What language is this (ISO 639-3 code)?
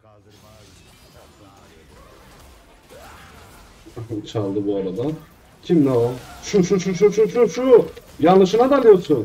tur